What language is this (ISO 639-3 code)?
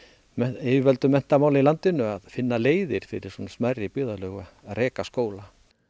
isl